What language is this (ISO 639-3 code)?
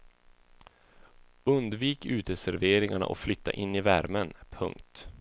swe